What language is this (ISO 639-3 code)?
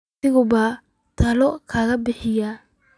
som